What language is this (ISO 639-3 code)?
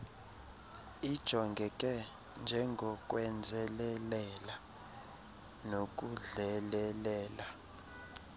xho